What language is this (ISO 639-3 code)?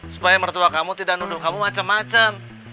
ind